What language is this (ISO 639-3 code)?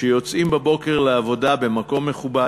heb